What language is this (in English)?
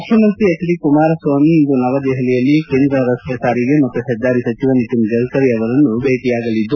Kannada